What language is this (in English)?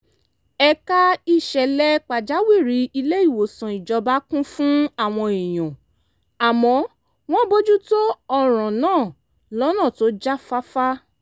Yoruba